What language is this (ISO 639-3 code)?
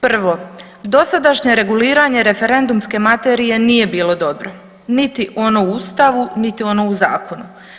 hrv